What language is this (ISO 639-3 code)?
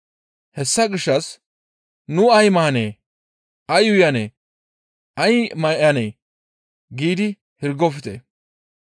gmv